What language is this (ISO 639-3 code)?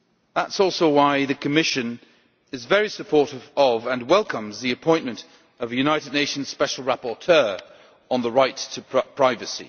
eng